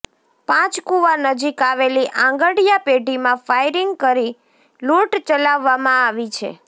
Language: Gujarati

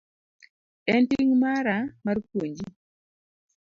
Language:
Luo (Kenya and Tanzania)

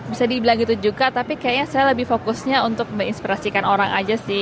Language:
Indonesian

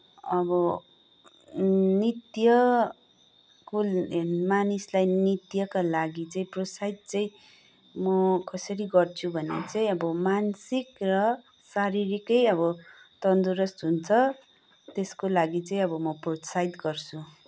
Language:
Nepali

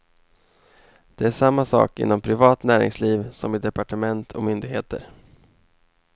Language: Swedish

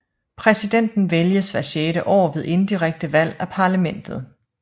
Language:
Danish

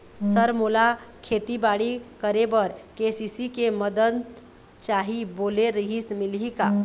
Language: Chhattisgarhi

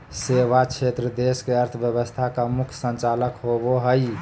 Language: Magahi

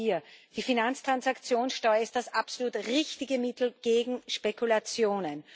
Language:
German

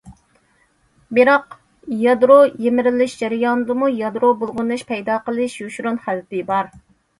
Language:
Uyghur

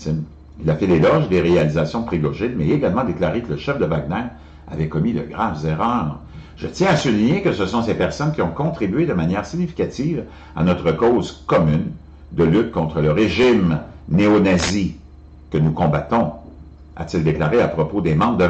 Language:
French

